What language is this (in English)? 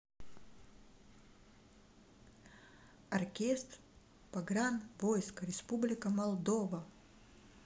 Russian